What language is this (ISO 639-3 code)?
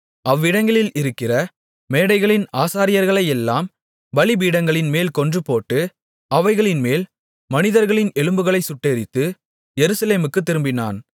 tam